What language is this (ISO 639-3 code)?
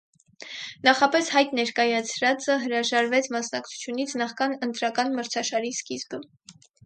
hye